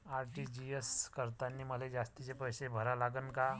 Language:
Marathi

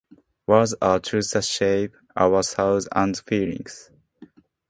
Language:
Japanese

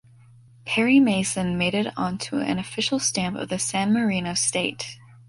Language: English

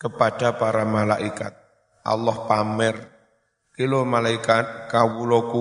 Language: Indonesian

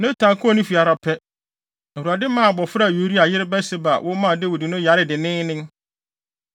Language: Akan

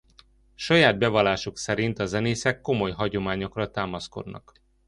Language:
Hungarian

